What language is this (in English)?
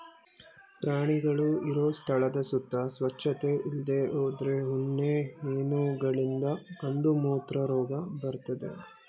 Kannada